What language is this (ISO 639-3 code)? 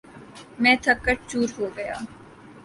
urd